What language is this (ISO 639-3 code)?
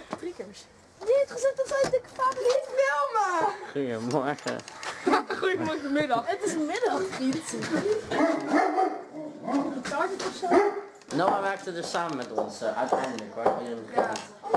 nld